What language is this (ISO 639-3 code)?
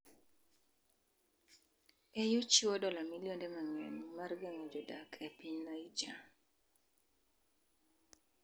luo